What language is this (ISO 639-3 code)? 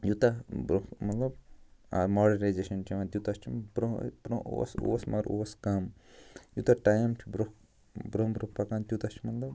kas